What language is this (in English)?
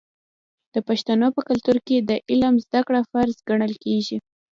Pashto